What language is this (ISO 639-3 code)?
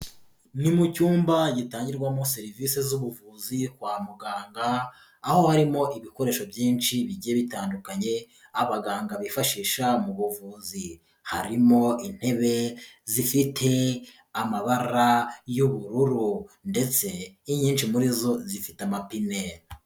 kin